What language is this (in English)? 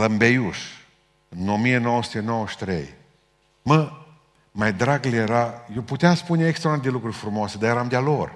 Romanian